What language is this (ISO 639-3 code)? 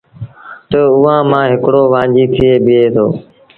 sbn